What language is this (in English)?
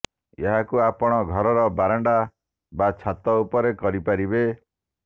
Odia